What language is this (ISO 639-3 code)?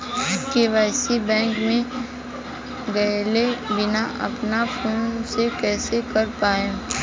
bho